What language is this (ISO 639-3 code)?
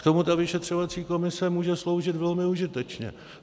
ces